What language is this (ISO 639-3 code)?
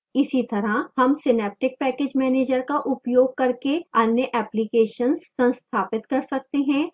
hin